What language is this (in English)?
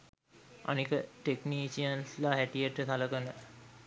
Sinhala